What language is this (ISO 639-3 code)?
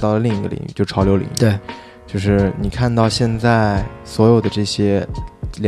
zho